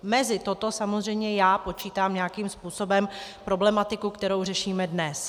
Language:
Czech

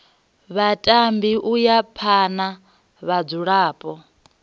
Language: Venda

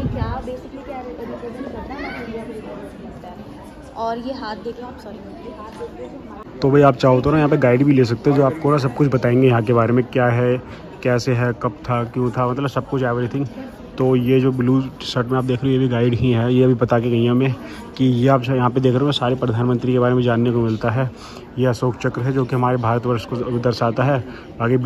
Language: Hindi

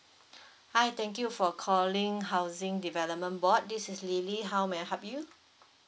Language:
English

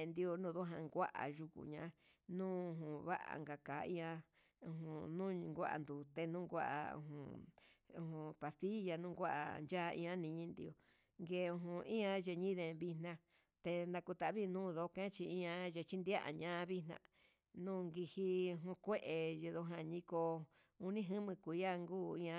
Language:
Huitepec Mixtec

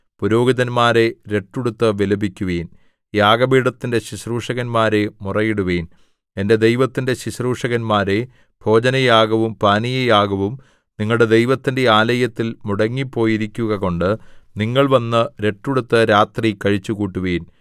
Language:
Malayalam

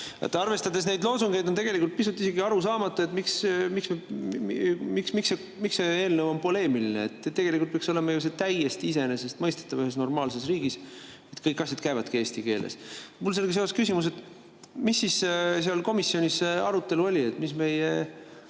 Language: Estonian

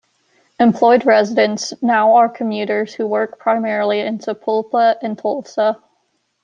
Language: English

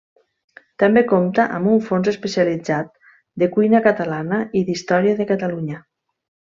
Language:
Catalan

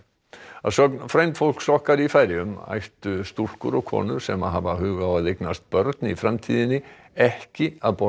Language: Icelandic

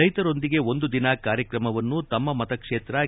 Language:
Kannada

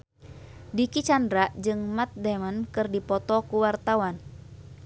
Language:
Sundanese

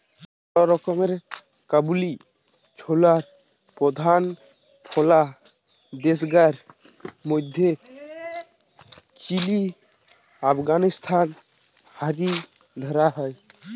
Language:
Bangla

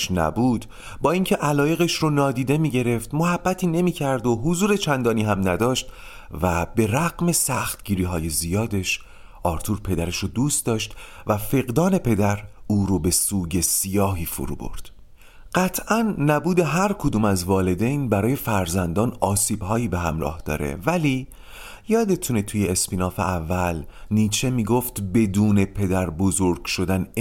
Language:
Persian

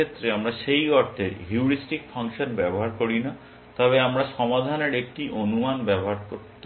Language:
Bangla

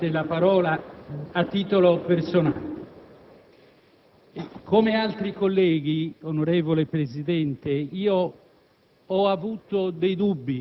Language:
Italian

